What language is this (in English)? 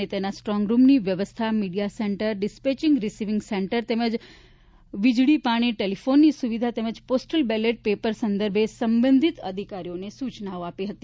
Gujarati